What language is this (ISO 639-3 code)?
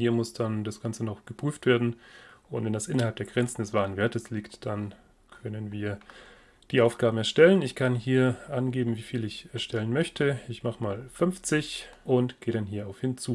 deu